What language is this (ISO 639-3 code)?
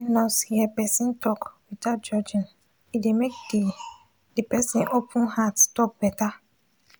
pcm